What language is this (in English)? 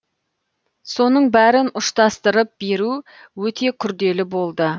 Kazakh